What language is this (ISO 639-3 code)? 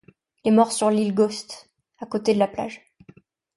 fra